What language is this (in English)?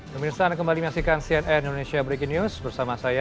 Indonesian